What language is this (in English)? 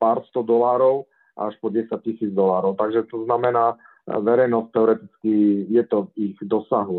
Slovak